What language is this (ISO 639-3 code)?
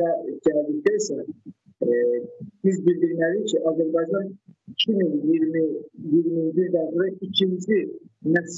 tur